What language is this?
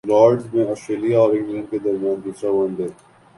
Urdu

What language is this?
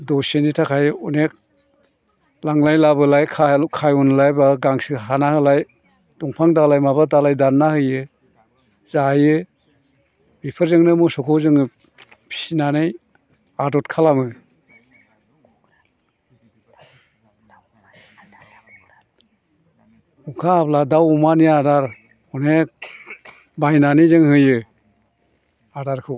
Bodo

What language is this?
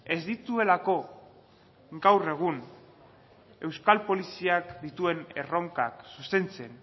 Basque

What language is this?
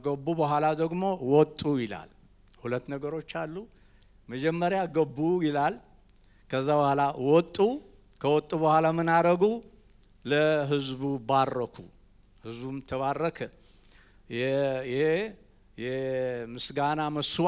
Arabic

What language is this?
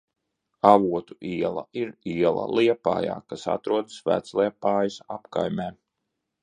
Latvian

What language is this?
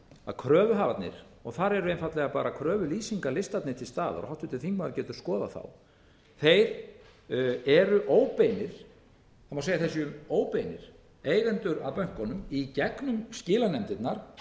Icelandic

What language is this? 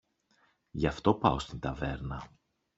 Greek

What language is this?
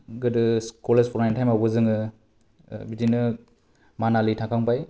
Bodo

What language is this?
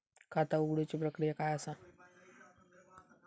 Marathi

